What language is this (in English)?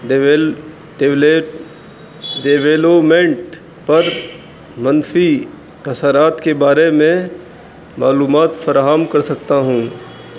Urdu